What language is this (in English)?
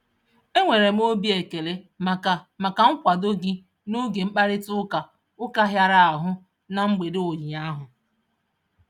Igbo